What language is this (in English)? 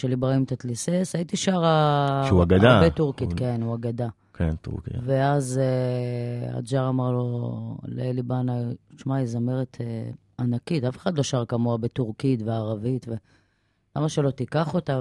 Hebrew